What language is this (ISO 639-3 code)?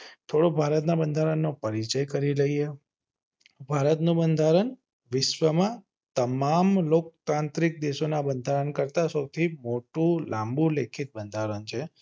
guj